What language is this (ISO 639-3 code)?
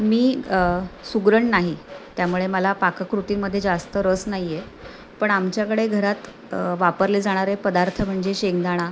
mar